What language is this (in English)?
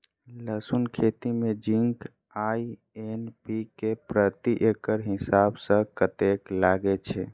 Maithili